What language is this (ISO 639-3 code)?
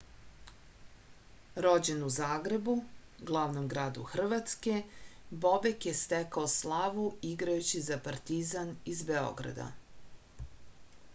srp